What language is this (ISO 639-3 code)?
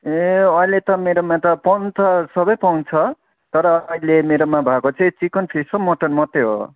nep